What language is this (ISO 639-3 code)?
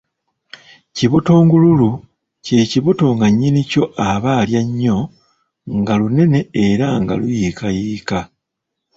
lug